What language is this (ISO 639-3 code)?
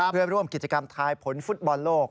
tha